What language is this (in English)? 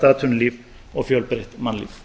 Icelandic